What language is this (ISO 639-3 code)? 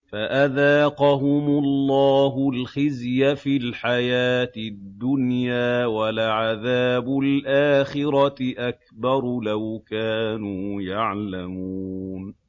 ara